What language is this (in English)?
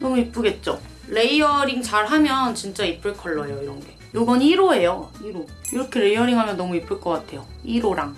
Korean